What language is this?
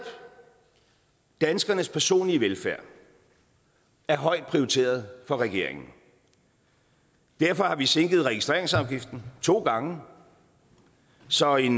Danish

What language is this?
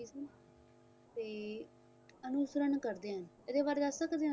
Punjabi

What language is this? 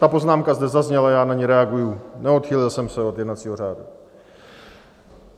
Czech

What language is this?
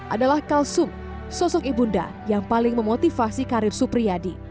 Indonesian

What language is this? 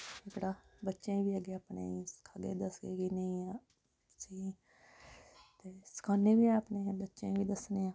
Dogri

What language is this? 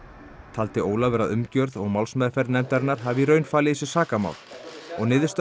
Icelandic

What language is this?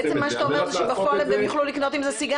Hebrew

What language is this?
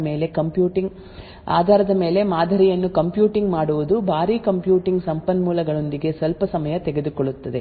Kannada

